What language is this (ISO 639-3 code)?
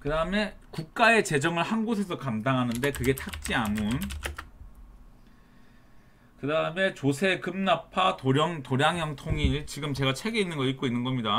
kor